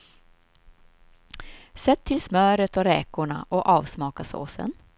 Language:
Swedish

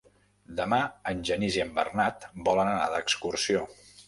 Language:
Catalan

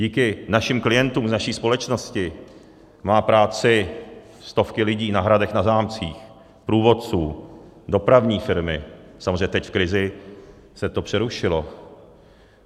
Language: Czech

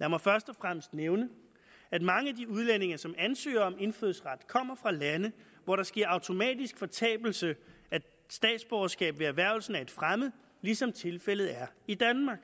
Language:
Danish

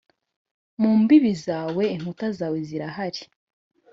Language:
Kinyarwanda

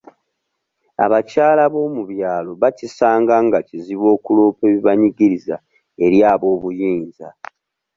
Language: Ganda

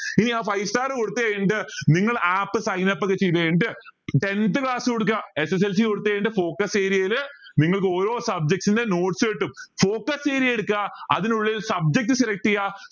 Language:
Malayalam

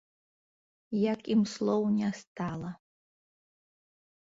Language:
Belarusian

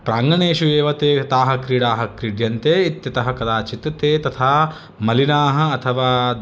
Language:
Sanskrit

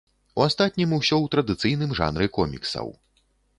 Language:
Belarusian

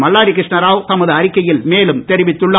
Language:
Tamil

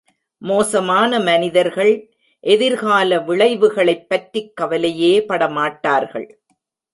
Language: Tamil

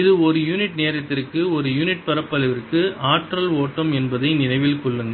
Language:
Tamil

